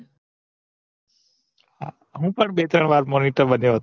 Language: Gujarati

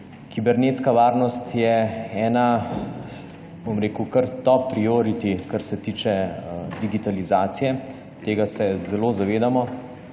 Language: Slovenian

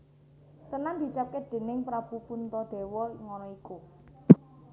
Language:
Javanese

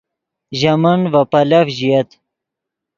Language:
Yidgha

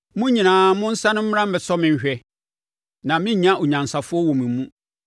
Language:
Akan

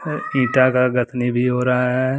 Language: Hindi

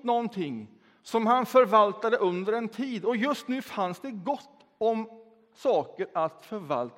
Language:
Swedish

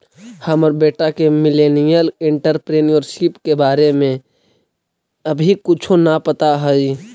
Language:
Magahi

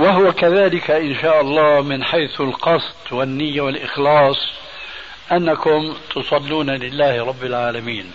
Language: Arabic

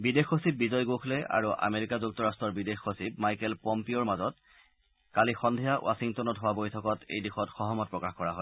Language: Assamese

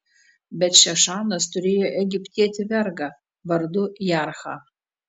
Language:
Lithuanian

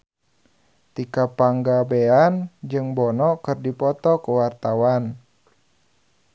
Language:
Sundanese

